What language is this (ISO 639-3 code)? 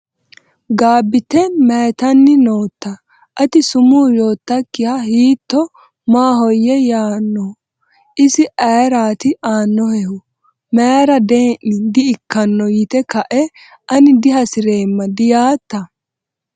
sid